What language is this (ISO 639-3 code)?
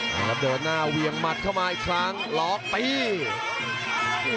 tha